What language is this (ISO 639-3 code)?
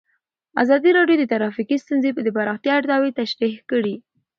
pus